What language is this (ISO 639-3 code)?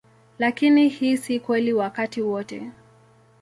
swa